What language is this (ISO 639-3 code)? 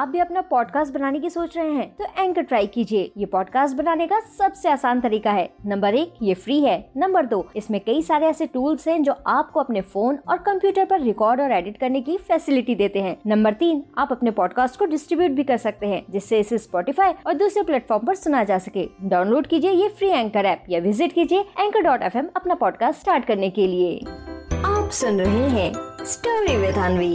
hin